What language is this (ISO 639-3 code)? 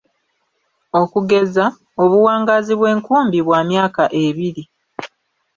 lug